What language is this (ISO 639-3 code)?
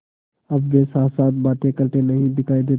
hin